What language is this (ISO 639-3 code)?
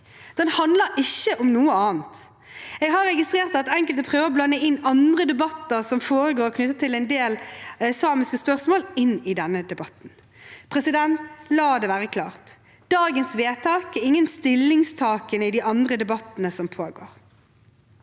nor